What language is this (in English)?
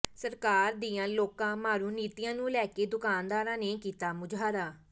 Punjabi